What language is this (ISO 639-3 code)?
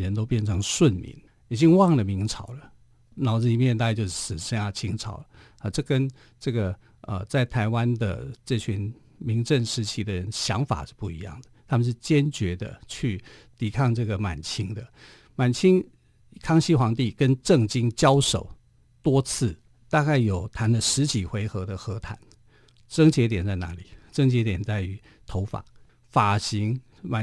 zho